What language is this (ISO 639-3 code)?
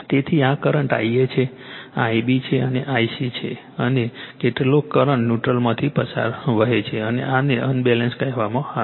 guj